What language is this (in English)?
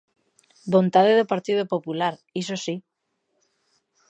Galician